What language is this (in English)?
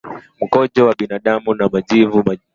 Swahili